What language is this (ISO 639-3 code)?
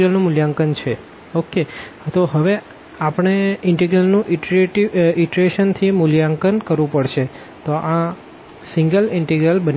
guj